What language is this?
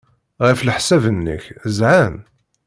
Kabyle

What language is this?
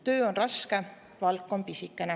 Estonian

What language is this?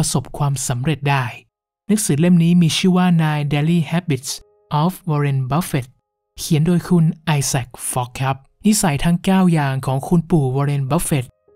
Thai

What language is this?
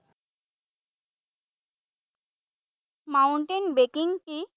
Assamese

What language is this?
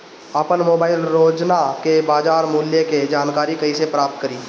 Bhojpuri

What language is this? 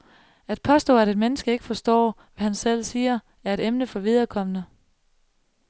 Danish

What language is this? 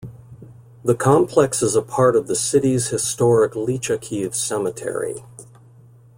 English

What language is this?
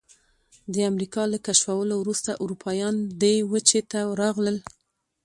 Pashto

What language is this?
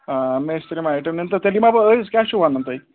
Kashmiri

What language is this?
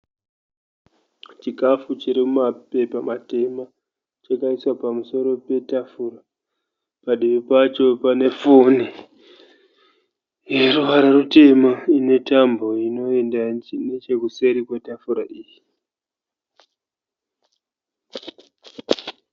Shona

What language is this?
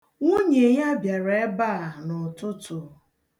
Igbo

